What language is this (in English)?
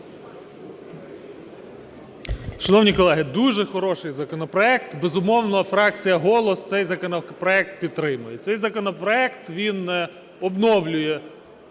Ukrainian